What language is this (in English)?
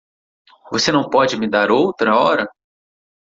Portuguese